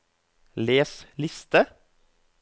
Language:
Norwegian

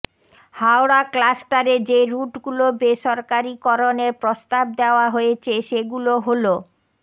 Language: Bangla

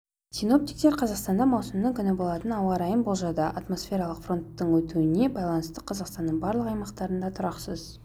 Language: Kazakh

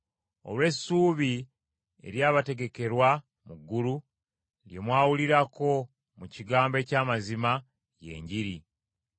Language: Ganda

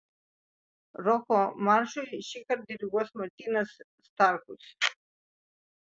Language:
Lithuanian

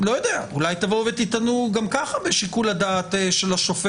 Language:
Hebrew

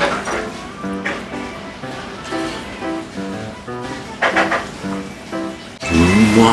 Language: Japanese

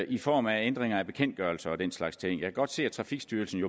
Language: Danish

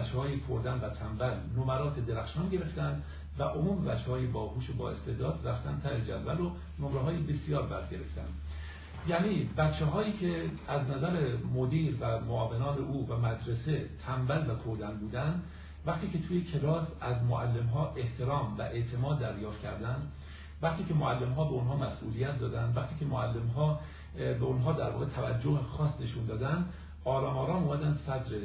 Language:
Persian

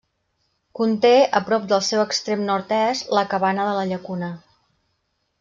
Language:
Catalan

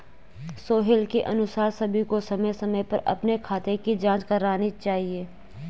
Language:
Hindi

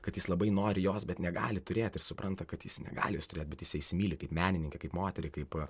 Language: Lithuanian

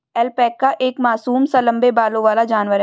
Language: Hindi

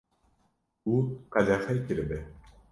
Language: Kurdish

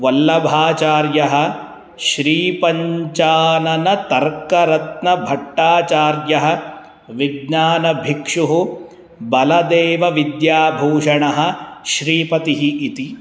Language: Sanskrit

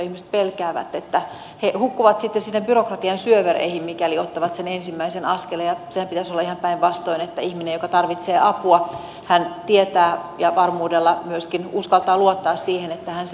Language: Finnish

